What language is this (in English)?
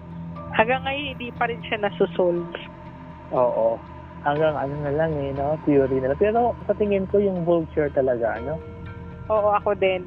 Filipino